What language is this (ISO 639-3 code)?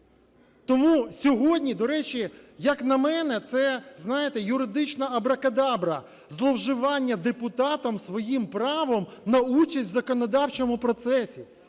ukr